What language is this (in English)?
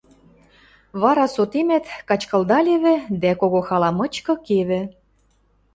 Western Mari